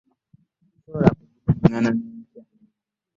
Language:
Ganda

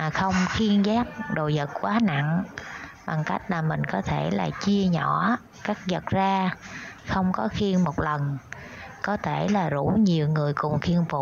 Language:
Vietnamese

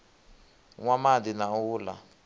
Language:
Venda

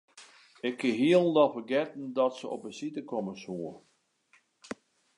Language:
Western Frisian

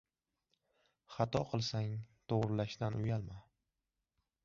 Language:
Uzbek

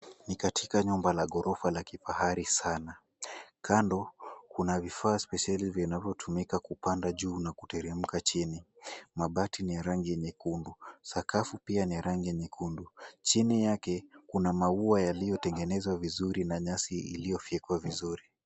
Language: Swahili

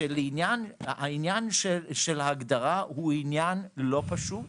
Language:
Hebrew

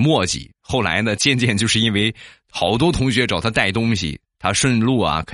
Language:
Chinese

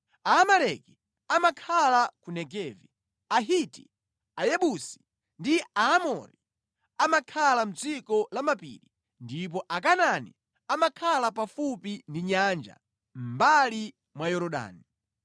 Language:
Nyanja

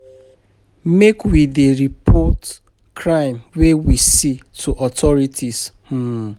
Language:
Nigerian Pidgin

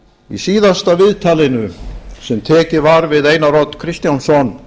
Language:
Icelandic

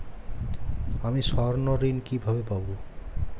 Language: Bangla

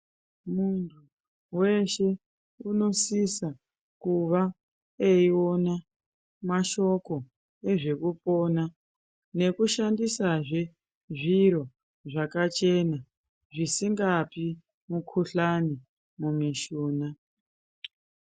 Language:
Ndau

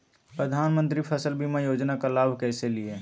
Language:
Magahi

